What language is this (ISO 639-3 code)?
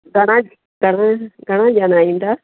snd